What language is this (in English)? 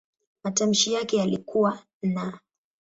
Swahili